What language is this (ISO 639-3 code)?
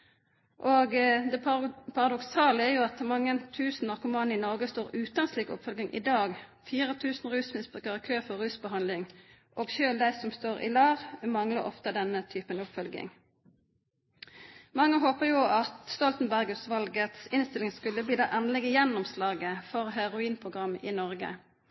nob